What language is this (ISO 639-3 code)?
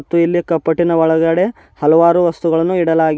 kan